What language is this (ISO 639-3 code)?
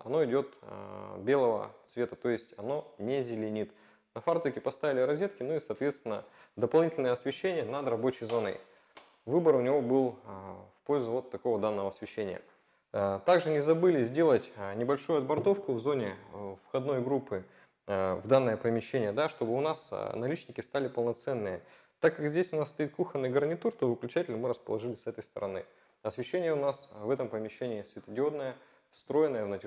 rus